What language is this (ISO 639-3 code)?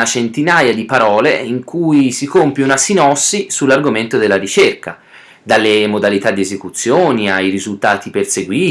ita